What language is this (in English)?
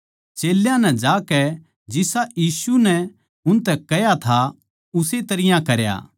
Haryanvi